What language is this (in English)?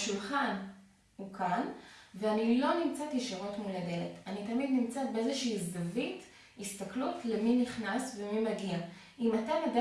Hebrew